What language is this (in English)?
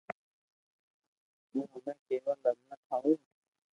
Loarki